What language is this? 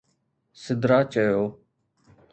Sindhi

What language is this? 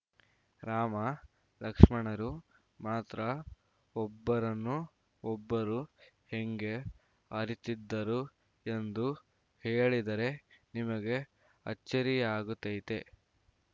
Kannada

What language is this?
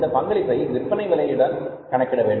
Tamil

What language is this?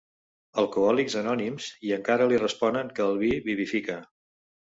Catalan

